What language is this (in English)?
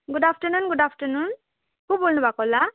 Nepali